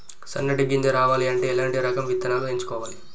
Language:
Telugu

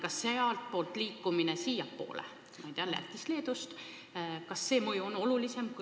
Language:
Estonian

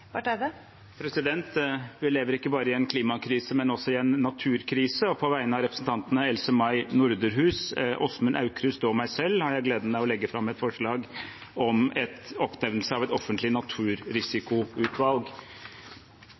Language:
Norwegian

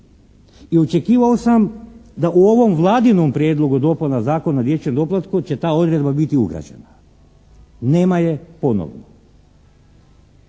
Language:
Croatian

